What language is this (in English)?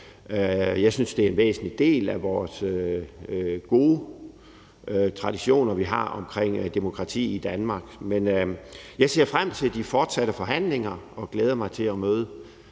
Danish